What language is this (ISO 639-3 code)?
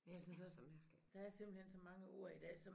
dan